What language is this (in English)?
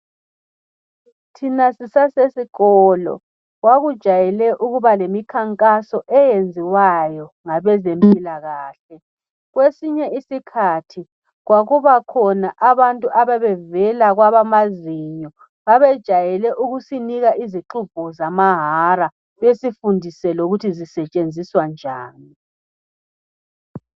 North Ndebele